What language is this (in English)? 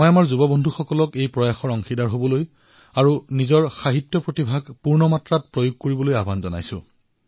Assamese